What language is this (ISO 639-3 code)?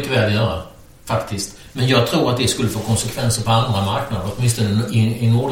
swe